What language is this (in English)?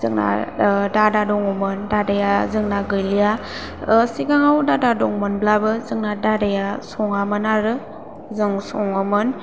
Bodo